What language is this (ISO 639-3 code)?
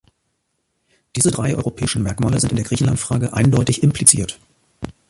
deu